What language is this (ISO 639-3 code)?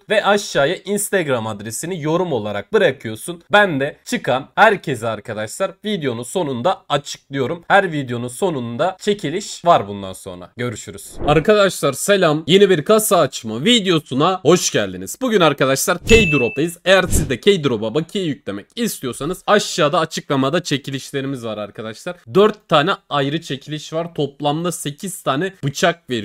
tur